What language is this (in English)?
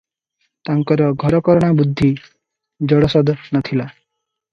Odia